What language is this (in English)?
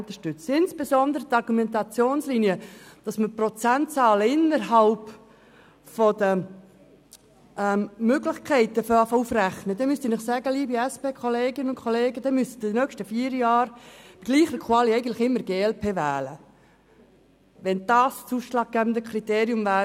Swiss German